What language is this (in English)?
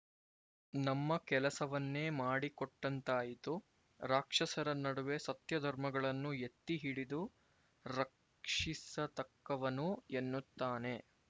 Kannada